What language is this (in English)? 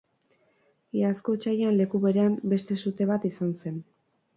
Basque